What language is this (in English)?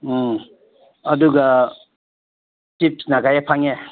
Manipuri